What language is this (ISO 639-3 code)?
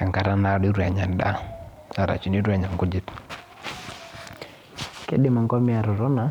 mas